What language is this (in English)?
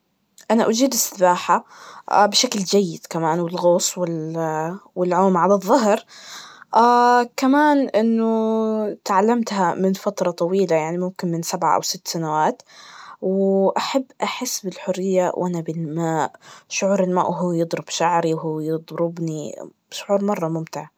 Najdi Arabic